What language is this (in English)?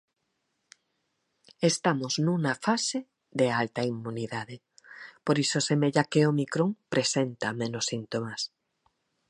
Galician